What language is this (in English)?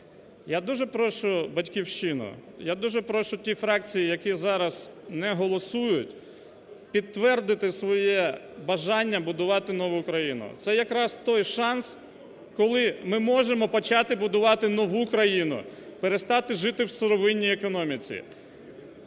Ukrainian